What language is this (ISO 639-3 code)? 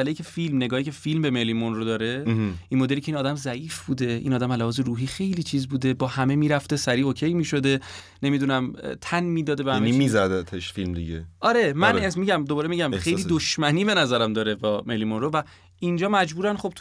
fas